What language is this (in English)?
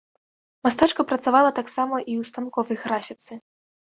Belarusian